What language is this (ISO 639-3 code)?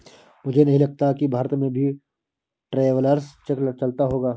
hin